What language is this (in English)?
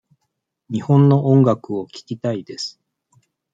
Japanese